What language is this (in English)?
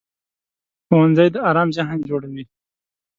Pashto